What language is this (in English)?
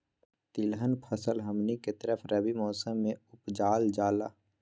Magahi